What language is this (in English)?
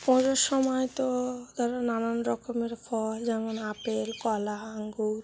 Bangla